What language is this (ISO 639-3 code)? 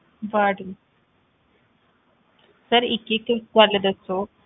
pan